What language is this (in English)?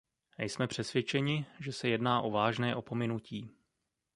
Czech